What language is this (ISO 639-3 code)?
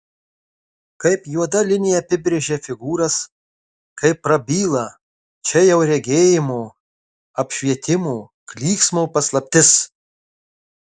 lit